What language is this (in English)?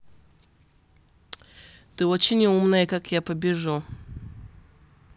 Russian